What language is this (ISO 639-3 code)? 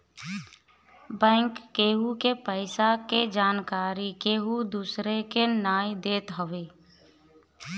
bho